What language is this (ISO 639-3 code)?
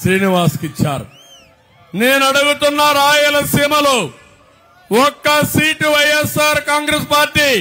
tel